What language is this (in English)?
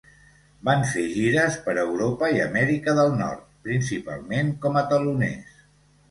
Catalan